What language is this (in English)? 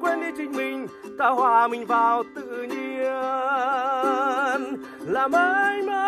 Vietnamese